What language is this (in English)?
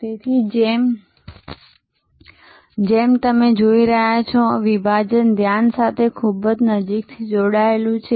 Gujarati